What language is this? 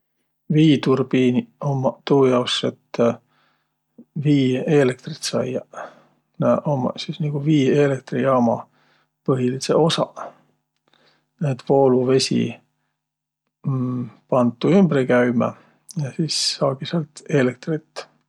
Võro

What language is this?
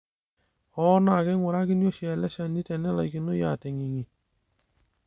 Masai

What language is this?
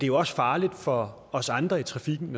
Danish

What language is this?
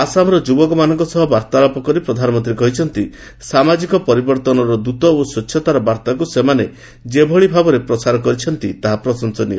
Odia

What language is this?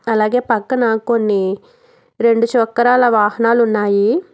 Telugu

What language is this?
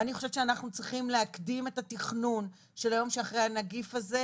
Hebrew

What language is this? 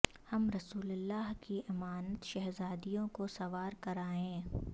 Urdu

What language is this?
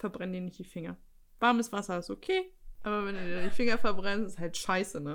German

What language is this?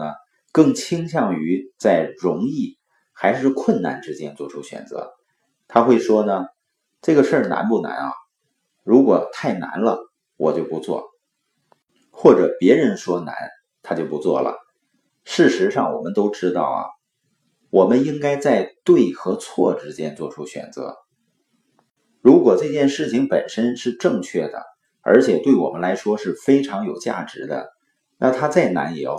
Chinese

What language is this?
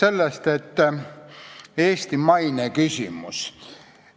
Estonian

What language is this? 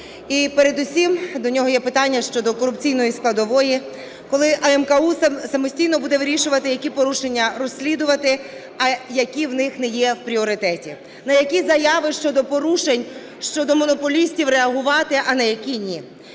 Ukrainian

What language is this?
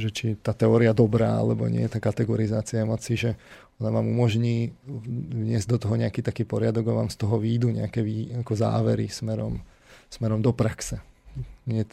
Slovak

